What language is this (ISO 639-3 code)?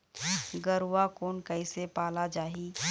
hne